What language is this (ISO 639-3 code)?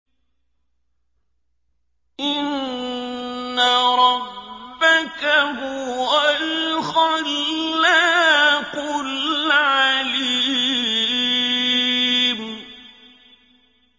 ara